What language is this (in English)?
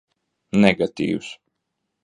Latvian